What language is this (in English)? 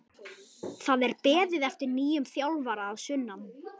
Icelandic